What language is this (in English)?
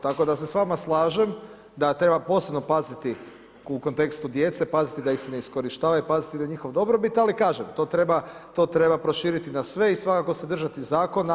Croatian